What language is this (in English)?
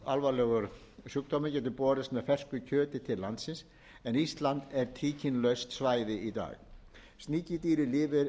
Icelandic